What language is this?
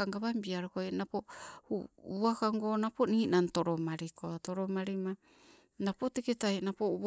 Sibe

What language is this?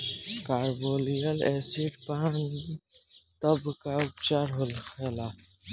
Bhojpuri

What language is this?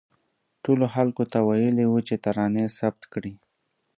Pashto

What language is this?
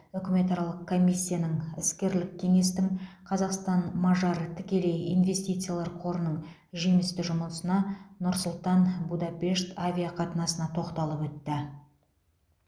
Kazakh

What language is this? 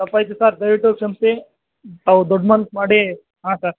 Kannada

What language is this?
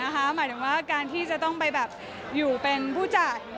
Thai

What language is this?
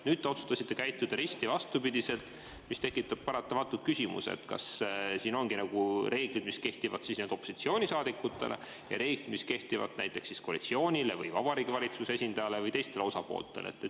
Estonian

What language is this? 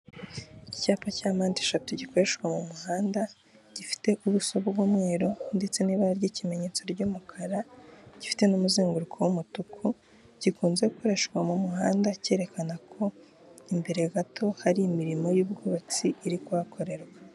Kinyarwanda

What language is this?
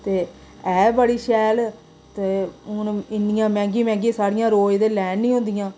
Dogri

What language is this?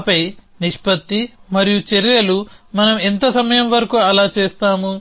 Telugu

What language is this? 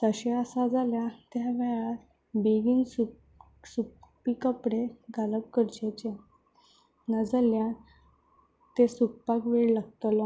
Konkani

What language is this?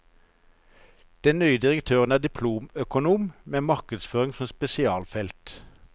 Norwegian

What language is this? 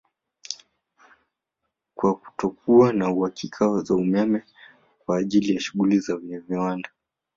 Swahili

